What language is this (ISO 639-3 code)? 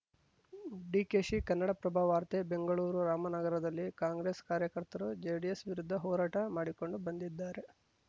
kan